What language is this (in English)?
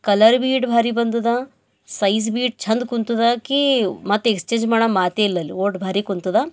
Kannada